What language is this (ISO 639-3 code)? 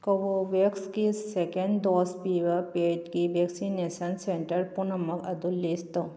mni